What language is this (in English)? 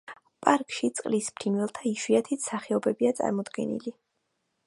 Georgian